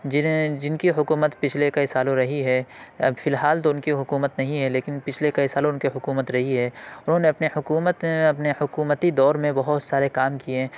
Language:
Urdu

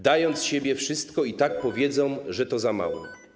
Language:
Polish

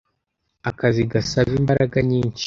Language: Kinyarwanda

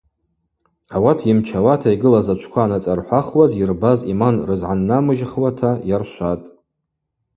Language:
Abaza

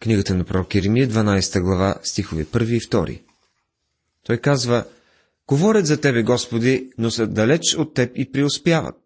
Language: Bulgarian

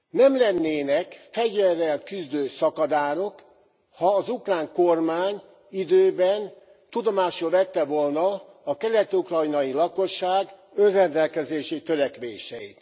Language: Hungarian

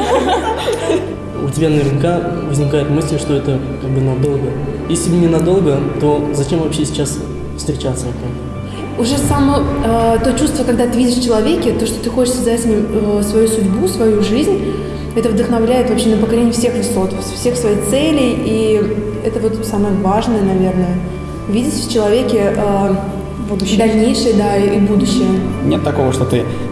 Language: Russian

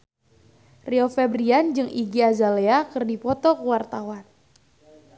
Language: Sundanese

